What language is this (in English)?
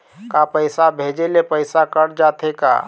Chhattisgarhi